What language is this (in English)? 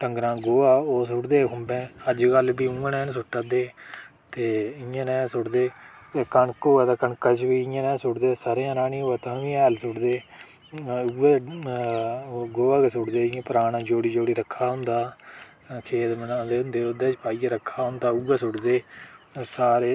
Dogri